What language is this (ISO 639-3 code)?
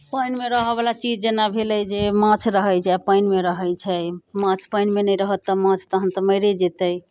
mai